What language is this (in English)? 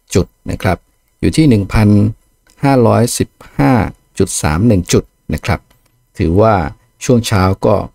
Thai